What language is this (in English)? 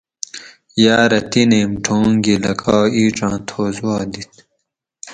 Gawri